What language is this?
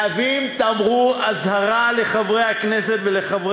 Hebrew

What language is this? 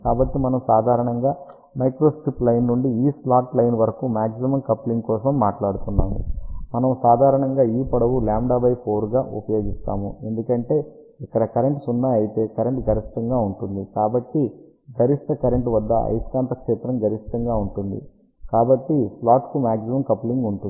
Telugu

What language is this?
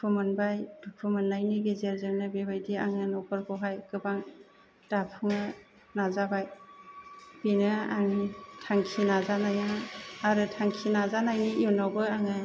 Bodo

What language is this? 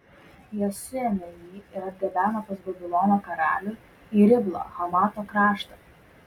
Lithuanian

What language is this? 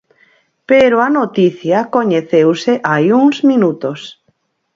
Galician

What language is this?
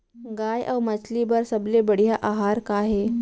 Chhattisgarhi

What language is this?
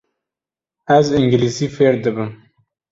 Kurdish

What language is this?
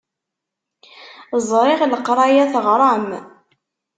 Kabyle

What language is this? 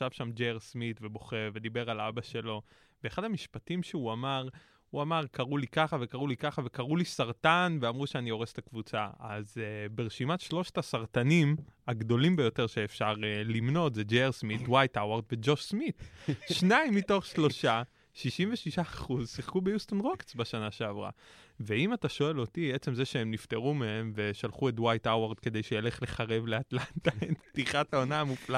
Hebrew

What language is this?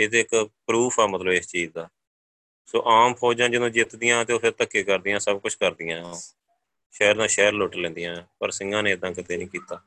Punjabi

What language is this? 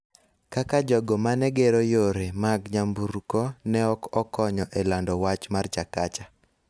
Luo (Kenya and Tanzania)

